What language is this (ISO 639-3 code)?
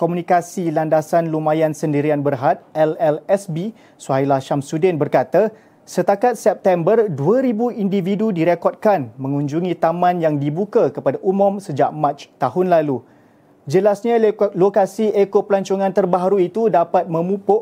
msa